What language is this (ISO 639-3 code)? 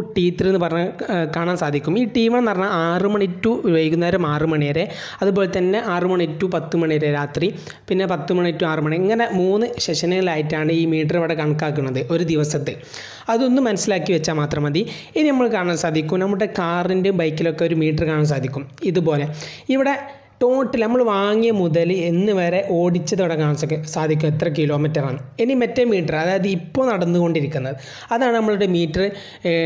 mal